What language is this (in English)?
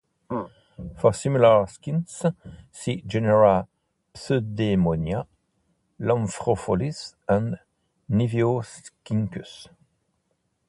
English